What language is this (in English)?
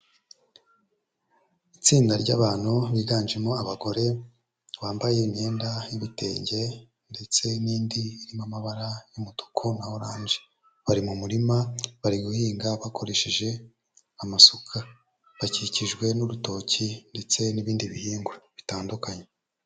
Kinyarwanda